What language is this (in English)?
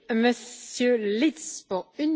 German